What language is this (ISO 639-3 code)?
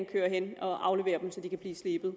dan